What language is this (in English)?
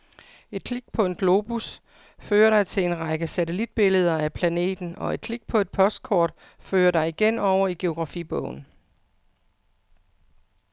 Danish